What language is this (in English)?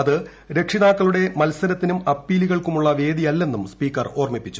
Malayalam